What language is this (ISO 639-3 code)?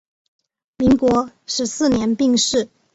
zho